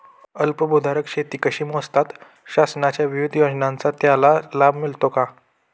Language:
Marathi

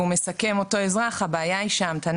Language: Hebrew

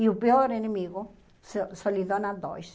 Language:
Portuguese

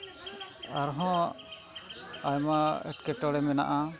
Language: Santali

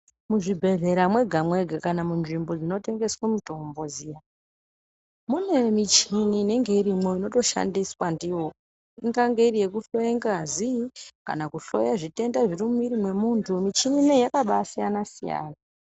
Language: Ndau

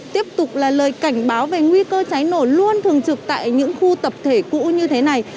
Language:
Vietnamese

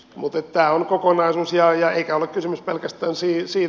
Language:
Finnish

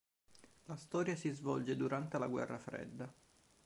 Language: Italian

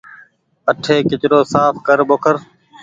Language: Goaria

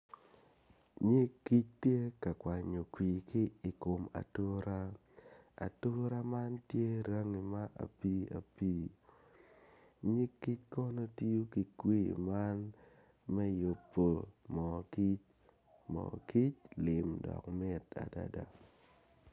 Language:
Acoli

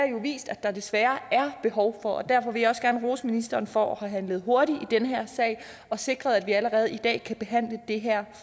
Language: Danish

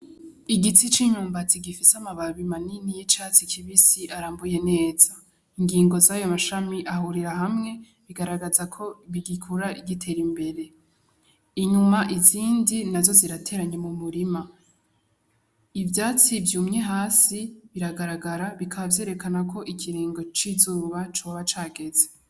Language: Rundi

